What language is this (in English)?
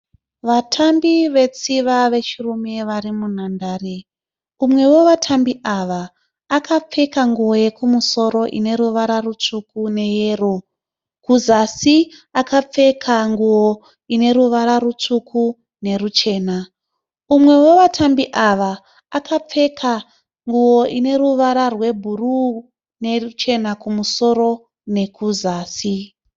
Shona